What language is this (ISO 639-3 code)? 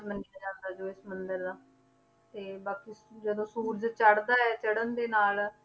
pan